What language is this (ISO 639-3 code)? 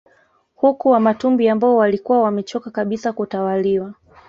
swa